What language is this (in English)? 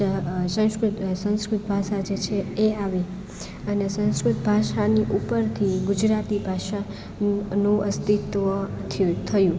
Gujarati